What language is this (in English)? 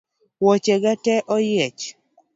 Luo (Kenya and Tanzania)